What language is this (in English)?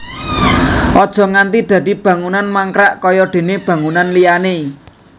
Javanese